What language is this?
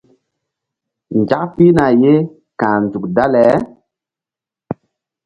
Mbum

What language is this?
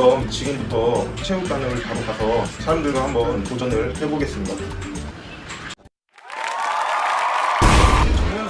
Korean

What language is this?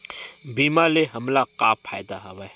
Chhattisgarhi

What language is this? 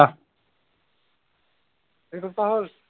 Assamese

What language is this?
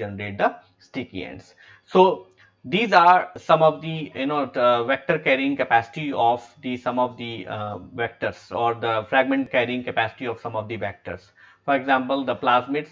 English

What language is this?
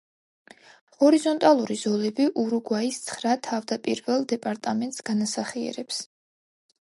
Georgian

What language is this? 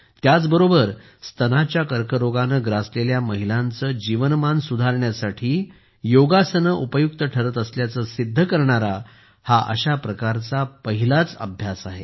Marathi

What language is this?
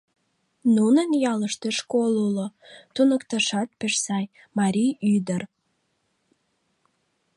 Mari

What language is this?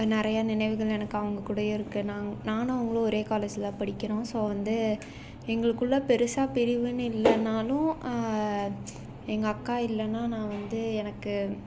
Tamil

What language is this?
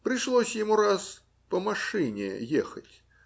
Russian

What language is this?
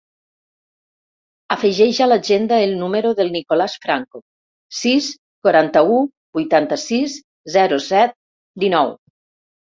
Catalan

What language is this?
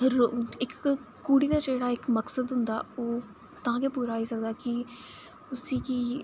Dogri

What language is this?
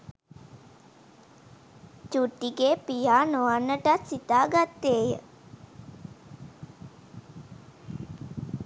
Sinhala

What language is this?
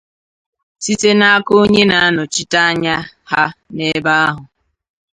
Igbo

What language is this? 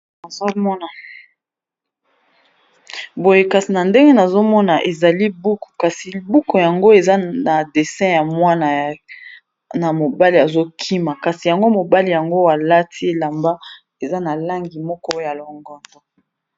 Lingala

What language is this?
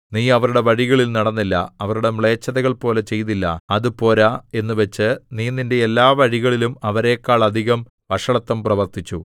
Malayalam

